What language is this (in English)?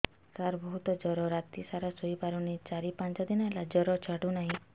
Odia